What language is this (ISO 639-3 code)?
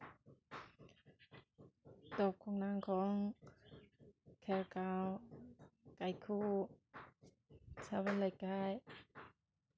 mni